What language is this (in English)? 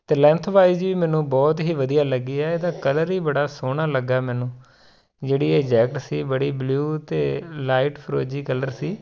Punjabi